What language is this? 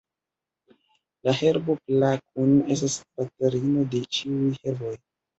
Esperanto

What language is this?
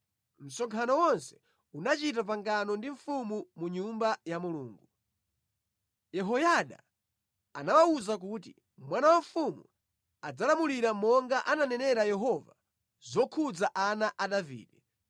Nyanja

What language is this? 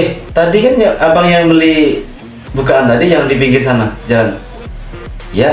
Indonesian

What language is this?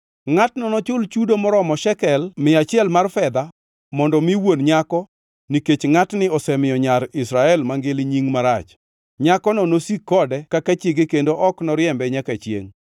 Luo (Kenya and Tanzania)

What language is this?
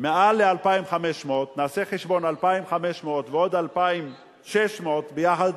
Hebrew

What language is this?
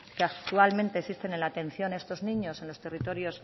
Spanish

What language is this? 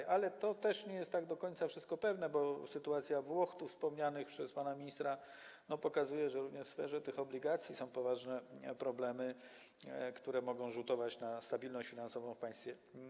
Polish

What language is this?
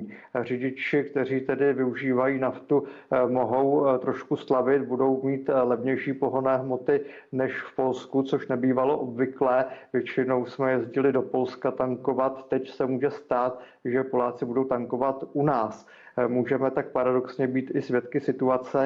Czech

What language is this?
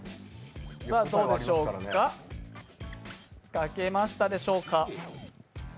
Japanese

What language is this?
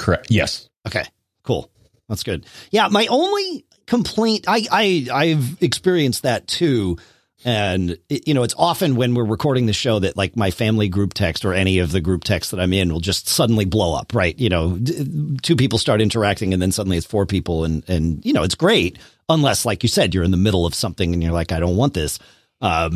English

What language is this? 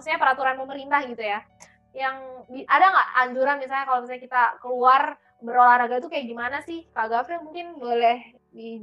Indonesian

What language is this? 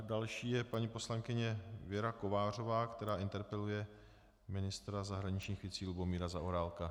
Czech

